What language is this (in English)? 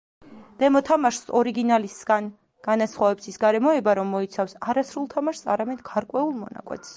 Georgian